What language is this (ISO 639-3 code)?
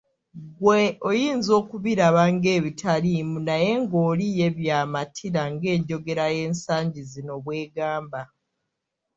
lug